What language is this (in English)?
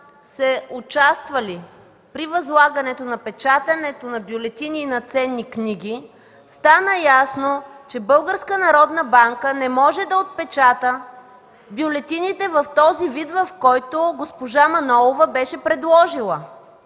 Bulgarian